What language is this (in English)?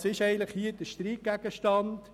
Swiss German